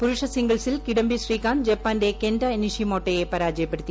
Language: Malayalam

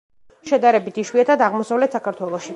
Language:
Georgian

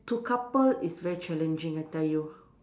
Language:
English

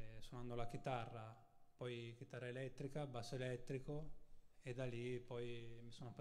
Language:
Italian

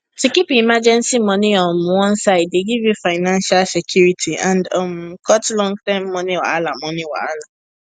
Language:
Nigerian Pidgin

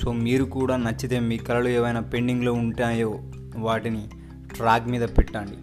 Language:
Telugu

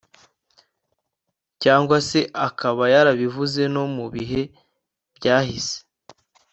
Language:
Kinyarwanda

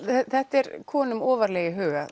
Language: Icelandic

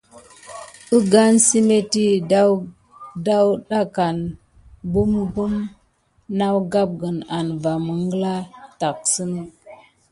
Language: Gidar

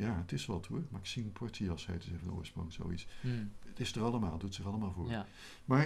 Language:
Dutch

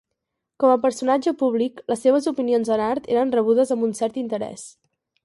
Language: Catalan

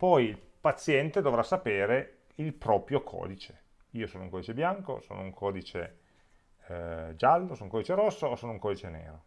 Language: Italian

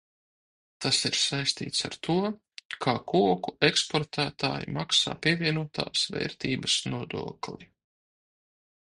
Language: Latvian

